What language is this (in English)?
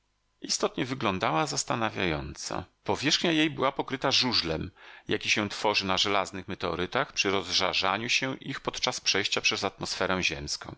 Polish